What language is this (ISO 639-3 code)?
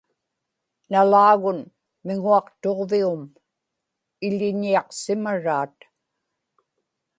ipk